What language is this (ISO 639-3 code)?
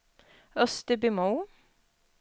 swe